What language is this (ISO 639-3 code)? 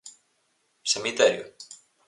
glg